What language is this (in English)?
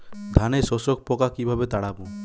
Bangla